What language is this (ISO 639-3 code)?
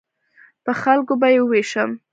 pus